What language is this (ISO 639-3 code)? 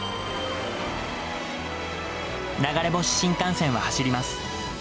jpn